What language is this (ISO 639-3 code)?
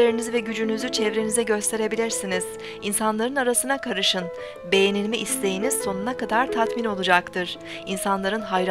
tur